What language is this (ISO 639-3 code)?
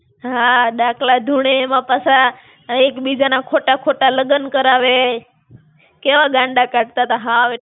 guj